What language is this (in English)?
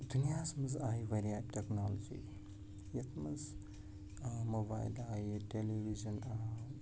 Kashmiri